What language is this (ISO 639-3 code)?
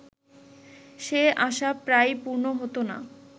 ben